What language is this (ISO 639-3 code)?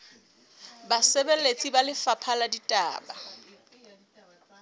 sot